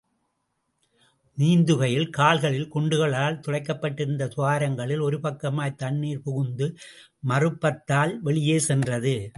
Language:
Tamil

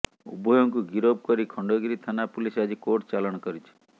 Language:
Odia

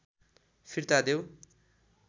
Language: Nepali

